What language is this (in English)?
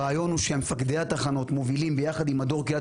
Hebrew